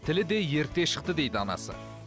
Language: Kazakh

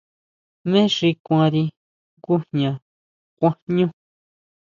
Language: Huautla Mazatec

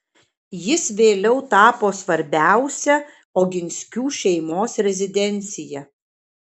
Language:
Lithuanian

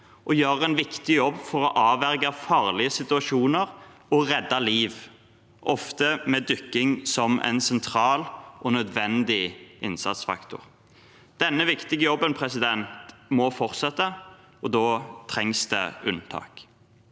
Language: Norwegian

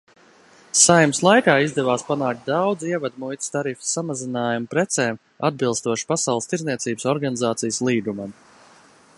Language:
Latvian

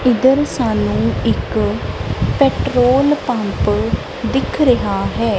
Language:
Punjabi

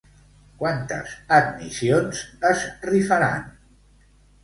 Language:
Catalan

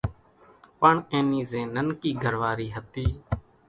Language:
Kachi Koli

